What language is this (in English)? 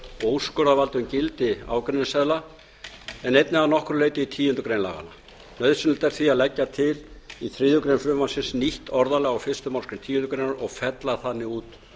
Icelandic